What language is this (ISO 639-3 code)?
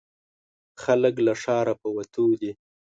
pus